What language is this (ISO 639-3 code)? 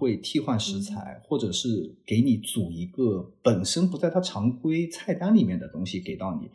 zho